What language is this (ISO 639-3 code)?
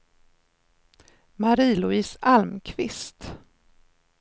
swe